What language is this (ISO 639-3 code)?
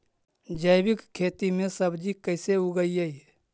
mag